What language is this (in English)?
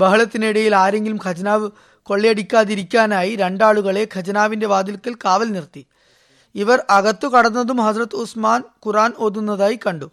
Malayalam